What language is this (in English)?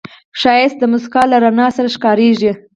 Pashto